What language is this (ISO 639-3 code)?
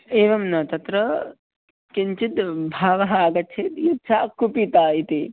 san